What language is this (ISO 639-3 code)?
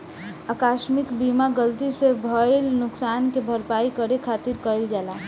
bho